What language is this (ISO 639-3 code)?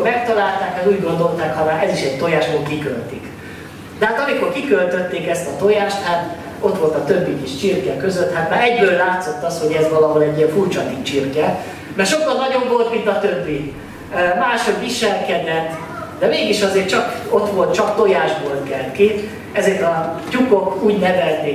hun